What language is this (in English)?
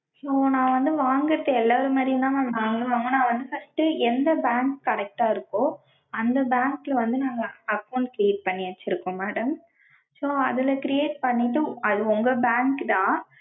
Tamil